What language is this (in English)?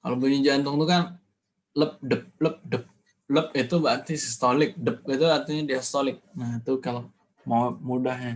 Indonesian